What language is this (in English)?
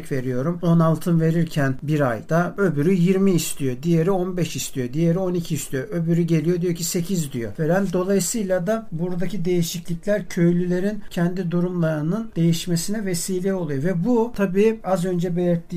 Turkish